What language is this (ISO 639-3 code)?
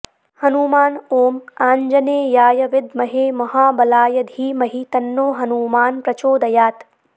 san